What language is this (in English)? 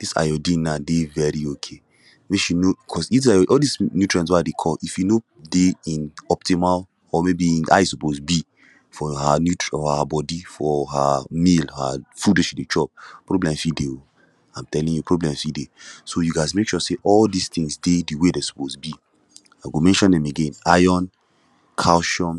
Nigerian Pidgin